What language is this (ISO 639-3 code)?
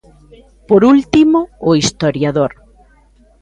glg